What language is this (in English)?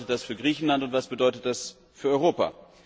German